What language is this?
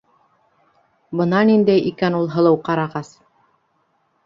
Bashkir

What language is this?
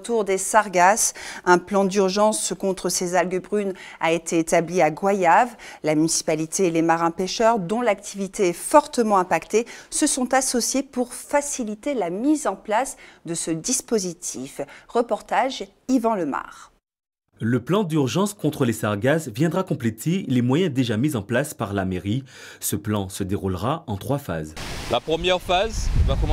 French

